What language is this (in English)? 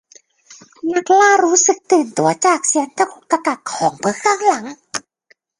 Thai